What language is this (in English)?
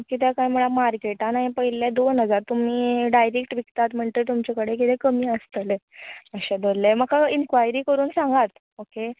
Konkani